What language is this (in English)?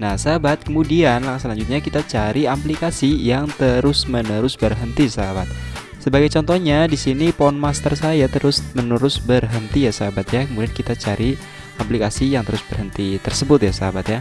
Indonesian